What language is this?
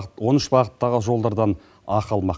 Kazakh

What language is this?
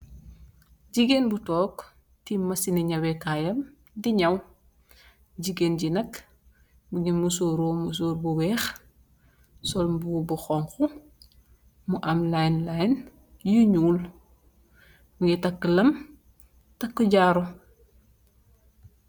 Wolof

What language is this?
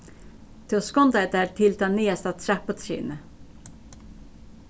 Faroese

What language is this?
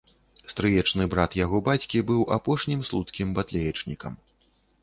Belarusian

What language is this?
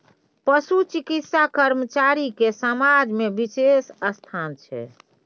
Maithili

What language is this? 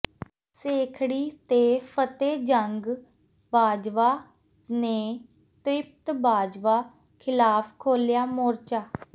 Punjabi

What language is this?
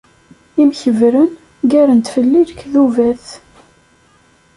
Kabyle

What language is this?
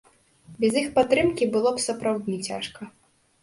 Belarusian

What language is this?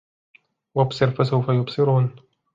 Arabic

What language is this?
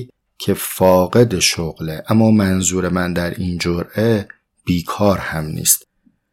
Persian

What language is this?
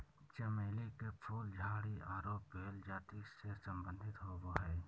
Magahi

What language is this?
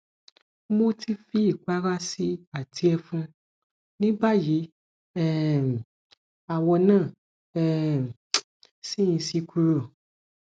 Yoruba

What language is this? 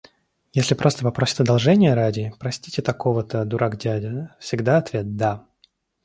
Russian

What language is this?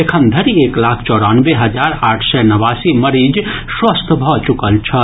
Maithili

